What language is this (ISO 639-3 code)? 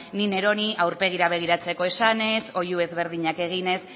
eus